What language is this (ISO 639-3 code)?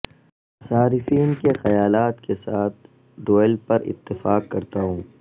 urd